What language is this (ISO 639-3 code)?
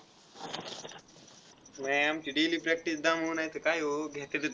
mar